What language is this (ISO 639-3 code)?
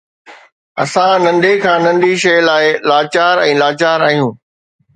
snd